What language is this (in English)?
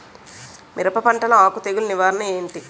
Telugu